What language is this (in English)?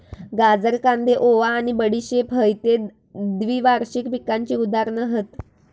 Marathi